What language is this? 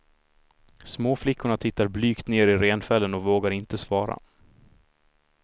Swedish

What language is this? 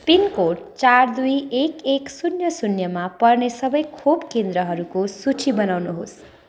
Nepali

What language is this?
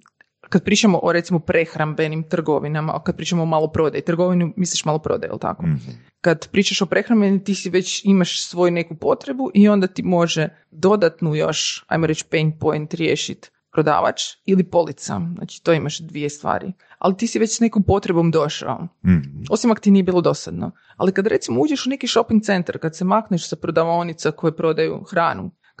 Croatian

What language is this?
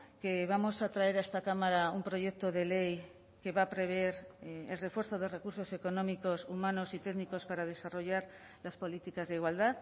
Spanish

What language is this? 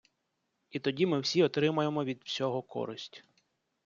Ukrainian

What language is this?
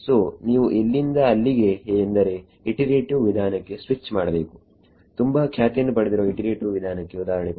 Kannada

